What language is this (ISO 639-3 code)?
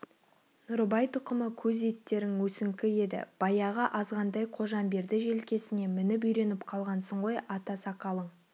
kaz